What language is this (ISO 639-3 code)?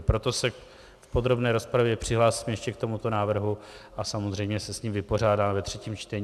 ces